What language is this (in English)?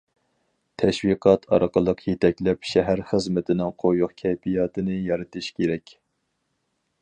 Uyghur